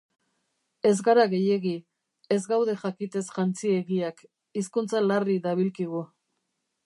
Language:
Basque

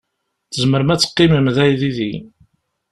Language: Kabyle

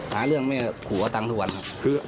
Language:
Thai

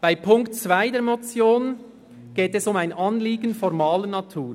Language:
Swiss German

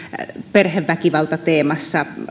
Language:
Finnish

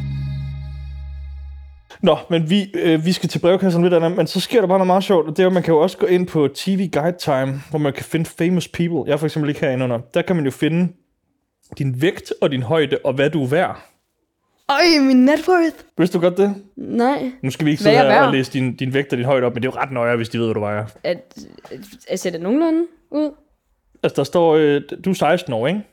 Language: Danish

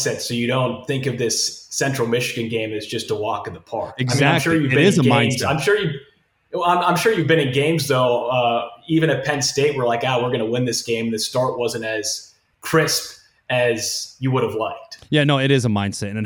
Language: English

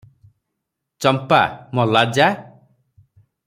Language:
Odia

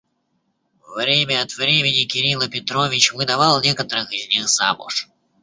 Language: Russian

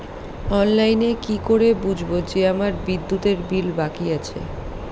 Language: Bangla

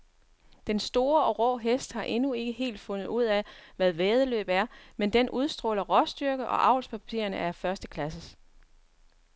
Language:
Danish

